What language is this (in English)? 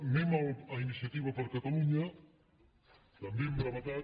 Catalan